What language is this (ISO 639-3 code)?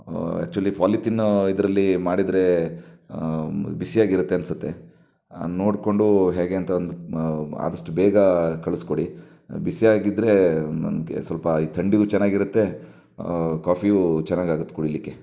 kan